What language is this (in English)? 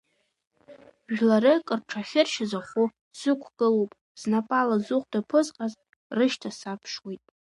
Abkhazian